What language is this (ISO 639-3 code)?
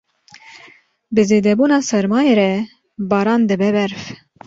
kur